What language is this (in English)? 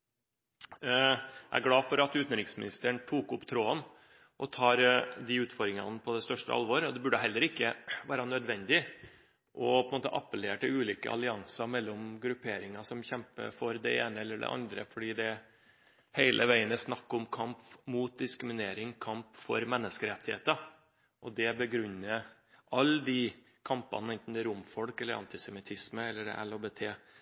Norwegian Bokmål